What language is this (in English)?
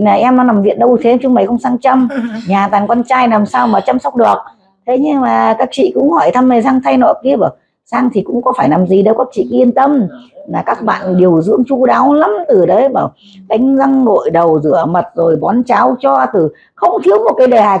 Vietnamese